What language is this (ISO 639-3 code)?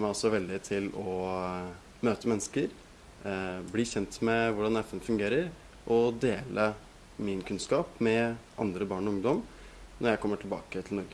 por